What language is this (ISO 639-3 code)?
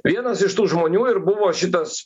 lit